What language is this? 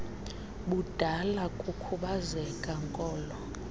Xhosa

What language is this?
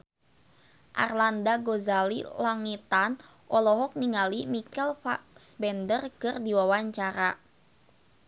Sundanese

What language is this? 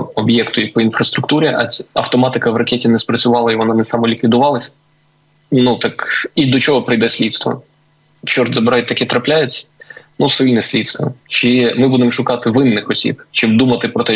Ukrainian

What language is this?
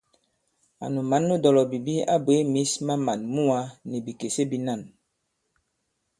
Bankon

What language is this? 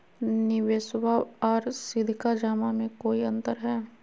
Magahi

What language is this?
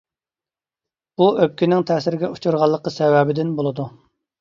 Uyghur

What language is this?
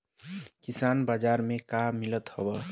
Bhojpuri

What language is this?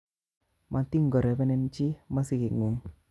Kalenjin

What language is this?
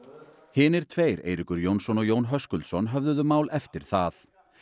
Icelandic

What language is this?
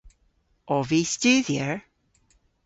Cornish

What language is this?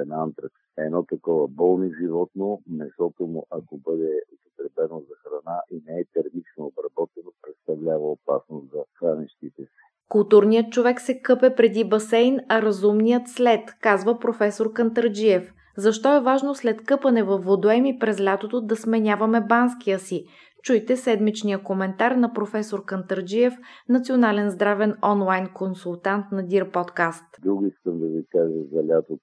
Bulgarian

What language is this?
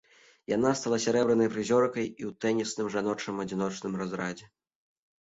Belarusian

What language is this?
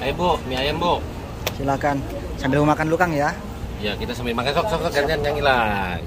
Indonesian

